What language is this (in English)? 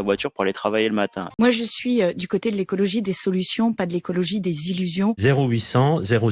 French